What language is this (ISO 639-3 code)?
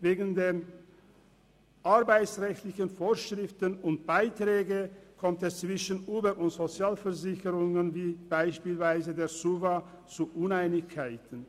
gsw